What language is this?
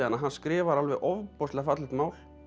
Icelandic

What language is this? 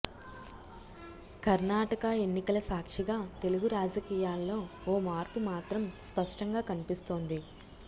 Telugu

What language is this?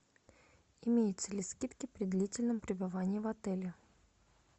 Russian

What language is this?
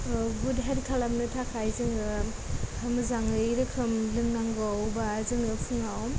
Bodo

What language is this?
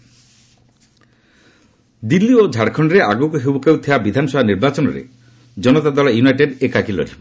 Odia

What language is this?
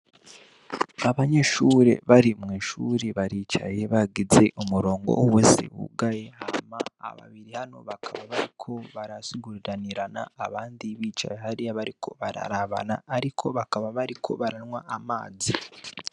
Rundi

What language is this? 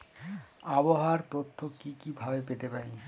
Bangla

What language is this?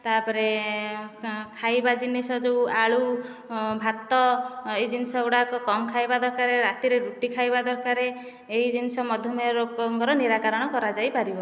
Odia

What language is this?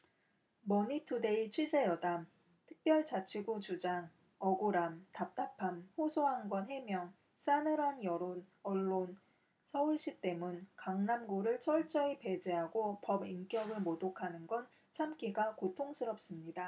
Korean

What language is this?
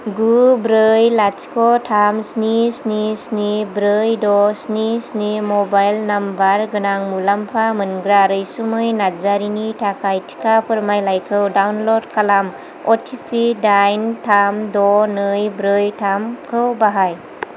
Bodo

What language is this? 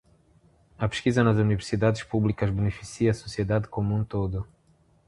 Portuguese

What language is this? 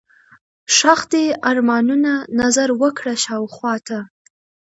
Pashto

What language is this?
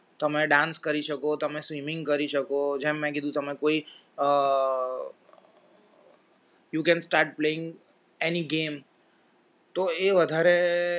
Gujarati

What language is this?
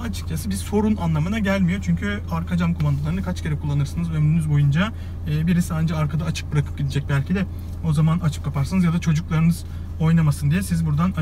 Turkish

